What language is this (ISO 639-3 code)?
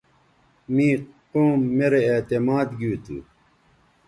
btv